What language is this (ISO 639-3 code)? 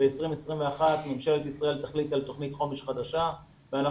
heb